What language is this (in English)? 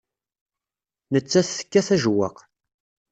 Kabyle